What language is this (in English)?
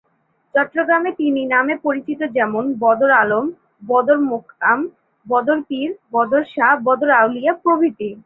Bangla